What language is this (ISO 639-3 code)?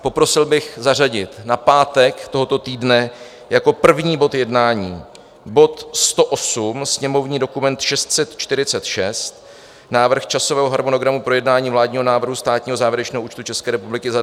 ces